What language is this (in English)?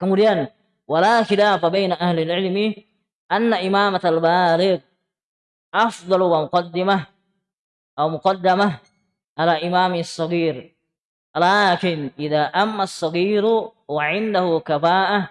Indonesian